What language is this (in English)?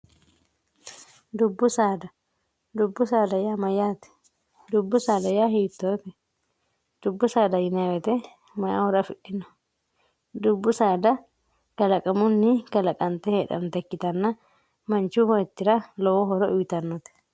Sidamo